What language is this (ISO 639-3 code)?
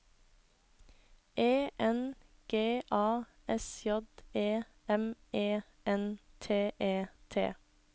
nor